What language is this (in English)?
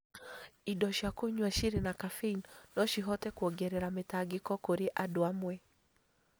Kikuyu